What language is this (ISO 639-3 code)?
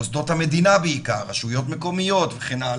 heb